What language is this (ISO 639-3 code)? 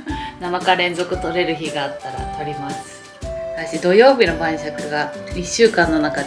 jpn